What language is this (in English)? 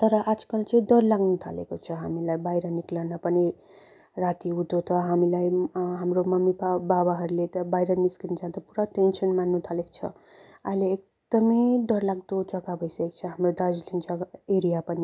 Nepali